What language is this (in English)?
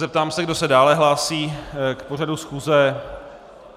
Czech